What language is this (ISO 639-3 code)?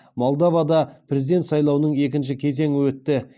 kaz